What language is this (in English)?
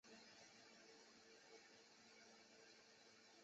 Chinese